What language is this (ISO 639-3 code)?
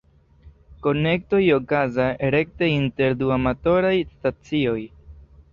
epo